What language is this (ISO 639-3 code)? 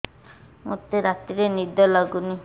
ori